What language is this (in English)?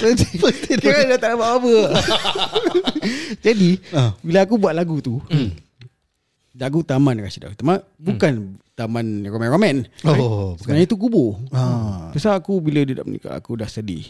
Malay